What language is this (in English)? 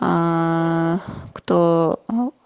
Russian